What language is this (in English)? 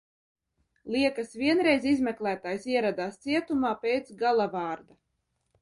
Latvian